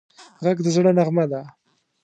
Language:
Pashto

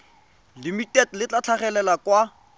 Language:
Tswana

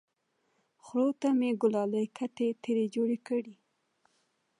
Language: Pashto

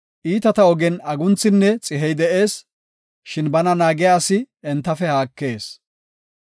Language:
Gofa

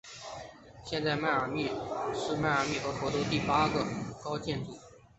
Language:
Chinese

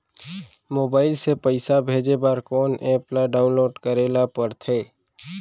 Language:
Chhattisgarhi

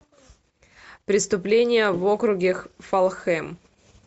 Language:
Russian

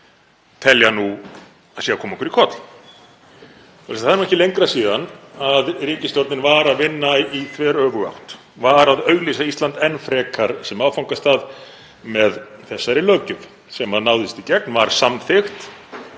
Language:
Icelandic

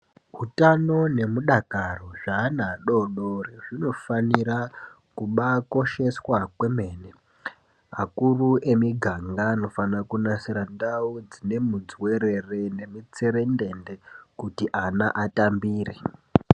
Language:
Ndau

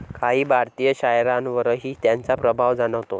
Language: Marathi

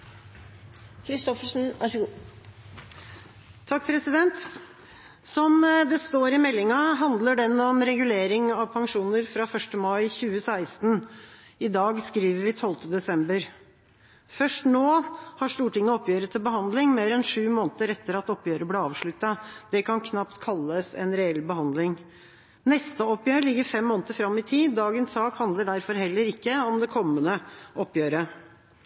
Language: Norwegian Bokmål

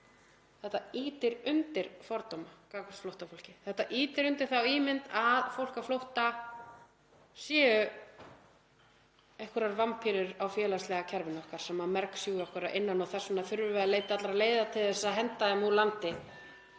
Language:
Icelandic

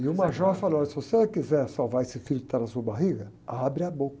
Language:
Portuguese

